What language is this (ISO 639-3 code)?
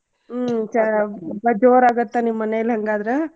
kan